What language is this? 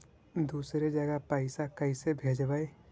Magahi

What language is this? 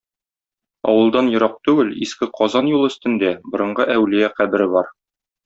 Tatar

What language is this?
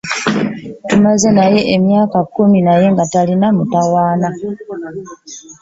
Ganda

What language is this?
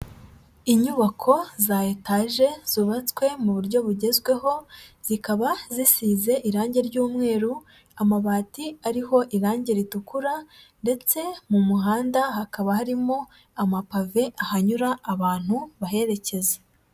Kinyarwanda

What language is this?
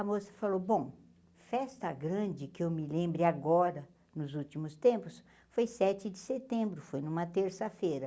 Portuguese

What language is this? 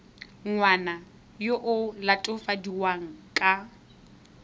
Tswana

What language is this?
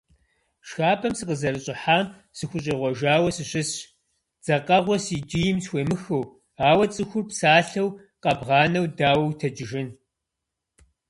Kabardian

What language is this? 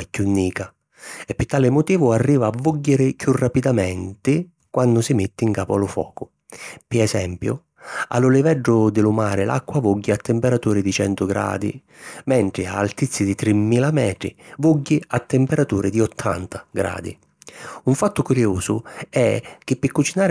Sicilian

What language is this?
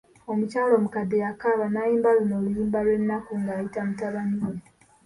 Ganda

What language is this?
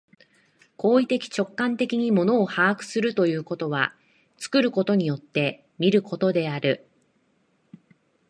Japanese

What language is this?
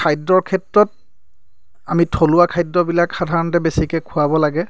Assamese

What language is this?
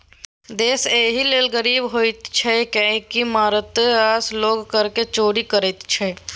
Maithili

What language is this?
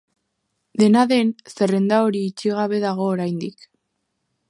Basque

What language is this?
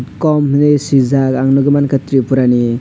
Kok Borok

